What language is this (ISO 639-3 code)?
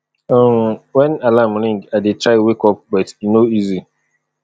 pcm